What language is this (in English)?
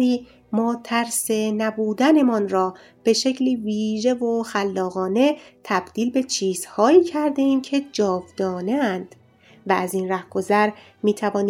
Persian